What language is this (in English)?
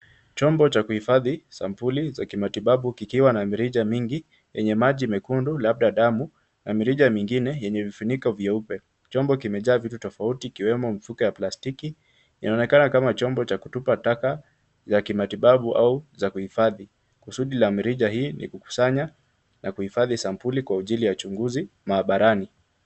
Swahili